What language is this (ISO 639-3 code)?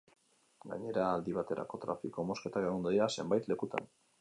eus